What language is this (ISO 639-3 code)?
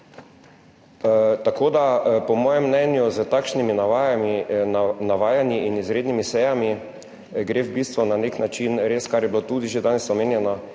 slv